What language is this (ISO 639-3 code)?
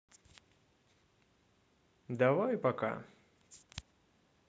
rus